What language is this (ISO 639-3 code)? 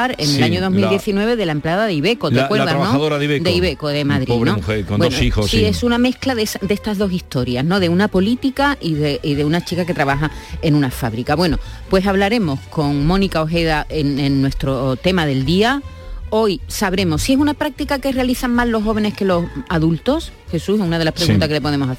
spa